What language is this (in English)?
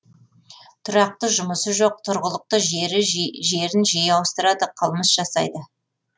Kazakh